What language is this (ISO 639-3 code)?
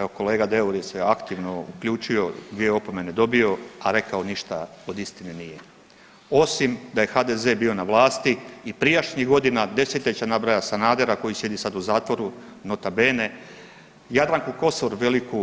hrv